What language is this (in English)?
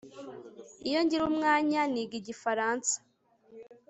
Kinyarwanda